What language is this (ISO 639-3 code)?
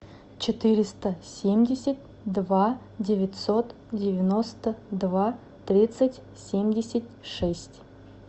rus